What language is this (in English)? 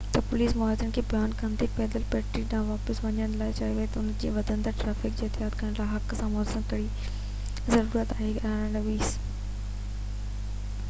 Sindhi